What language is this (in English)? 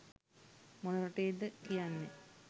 Sinhala